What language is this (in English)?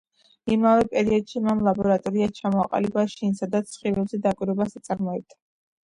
Georgian